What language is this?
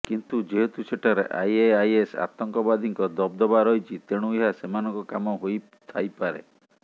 Odia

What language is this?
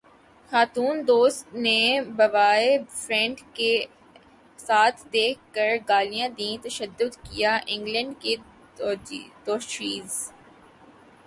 Urdu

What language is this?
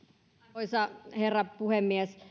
Finnish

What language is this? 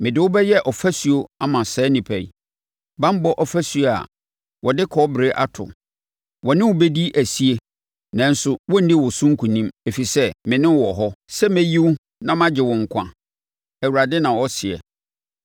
Akan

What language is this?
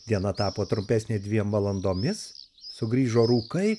Lithuanian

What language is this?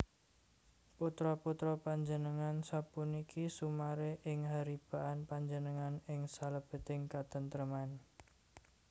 Javanese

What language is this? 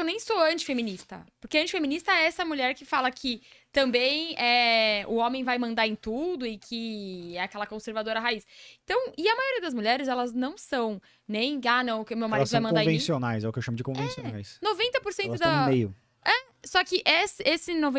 Portuguese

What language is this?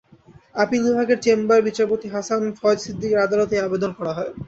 Bangla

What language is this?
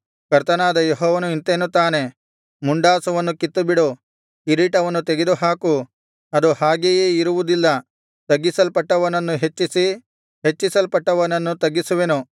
Kannada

